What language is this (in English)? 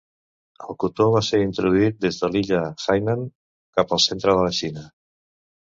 Catalan